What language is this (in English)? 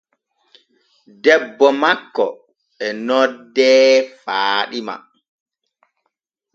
Borgu Fulfulde